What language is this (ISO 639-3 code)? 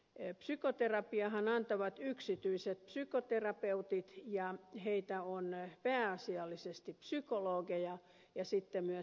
fin